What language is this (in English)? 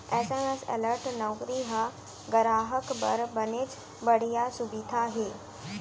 Chhattisgarhi